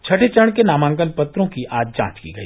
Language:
Hindi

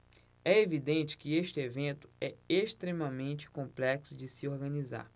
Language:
Portuguese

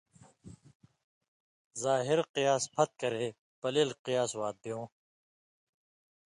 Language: Indus Kohistani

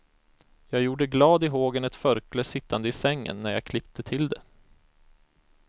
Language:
Swedish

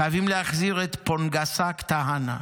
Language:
Hebrew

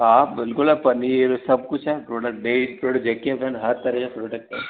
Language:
Sindhi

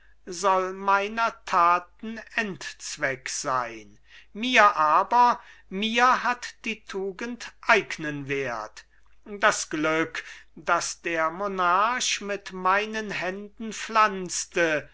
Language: German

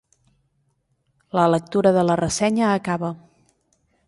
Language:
Catalan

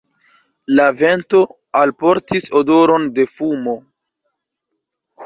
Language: Esperanto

